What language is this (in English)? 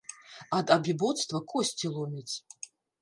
Belarusian